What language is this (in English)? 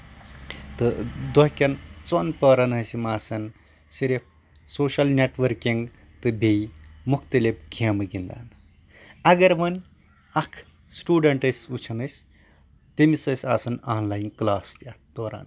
Kashmiri